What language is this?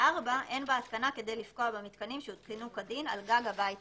Hebrew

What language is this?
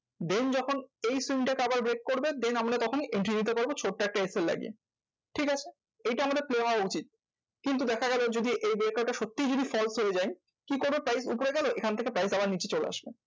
Bangla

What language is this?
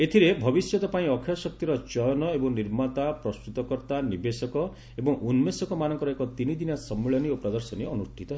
Odia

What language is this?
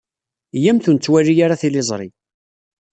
Kabyle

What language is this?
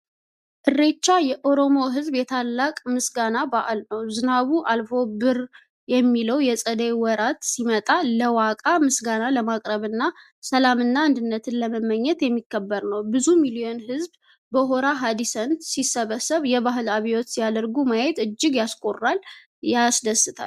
Amharic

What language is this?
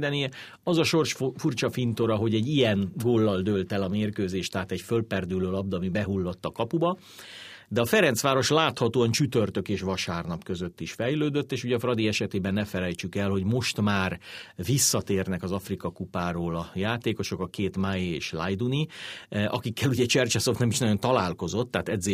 Hungarian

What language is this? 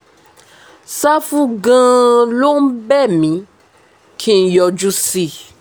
Yoruba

